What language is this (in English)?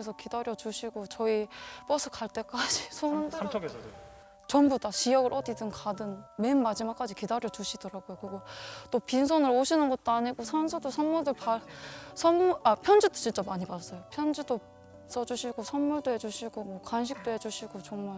Korean